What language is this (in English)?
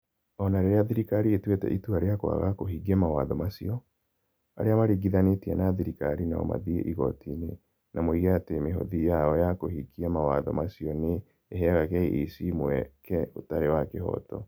Kikuyu